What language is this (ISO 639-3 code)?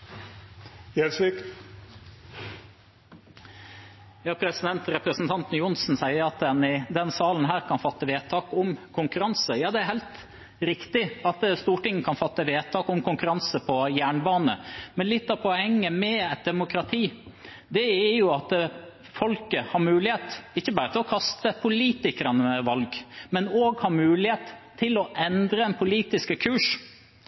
nor